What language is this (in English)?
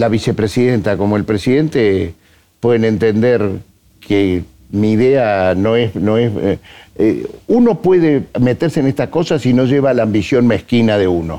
Spanish